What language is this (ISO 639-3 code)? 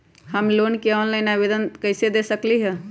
mag